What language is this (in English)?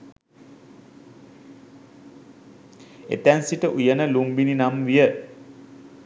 Sinhala